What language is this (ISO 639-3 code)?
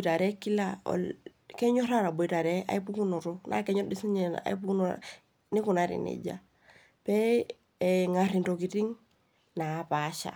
mas